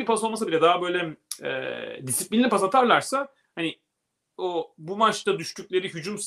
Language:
Turkish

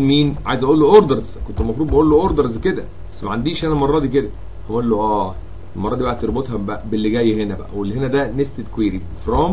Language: Arabic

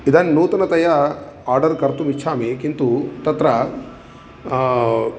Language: Sanskrit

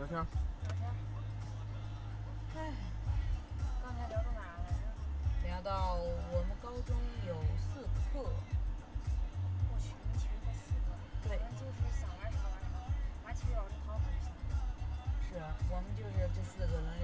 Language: Chinese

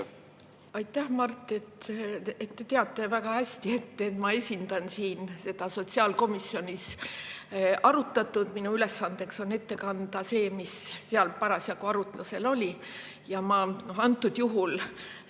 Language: Estonian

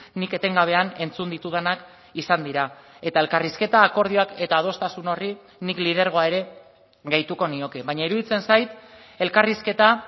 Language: Basque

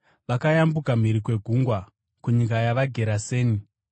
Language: Shona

